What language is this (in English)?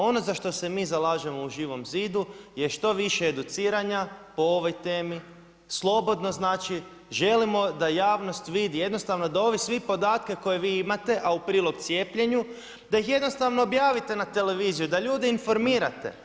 Croatian